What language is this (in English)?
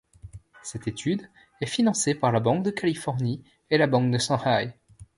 French